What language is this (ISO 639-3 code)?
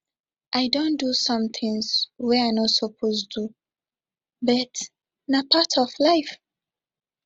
pcm